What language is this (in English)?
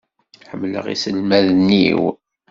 Kabyle